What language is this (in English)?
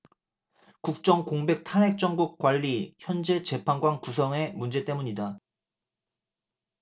Korean